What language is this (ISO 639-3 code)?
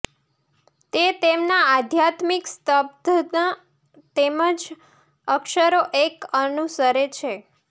guj